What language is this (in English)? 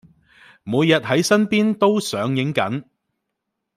Cantonese